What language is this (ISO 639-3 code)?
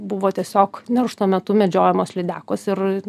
lit